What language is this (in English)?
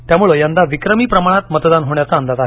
Marathi